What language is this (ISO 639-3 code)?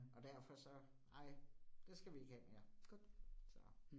dan